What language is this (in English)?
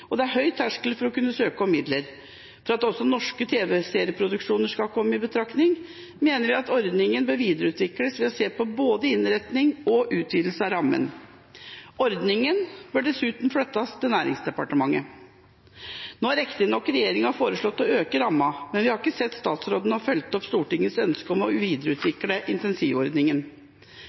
Norwegian Bokmål